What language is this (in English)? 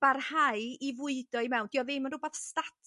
Welsh